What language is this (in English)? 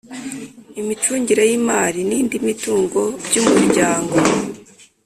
Kinyarwanda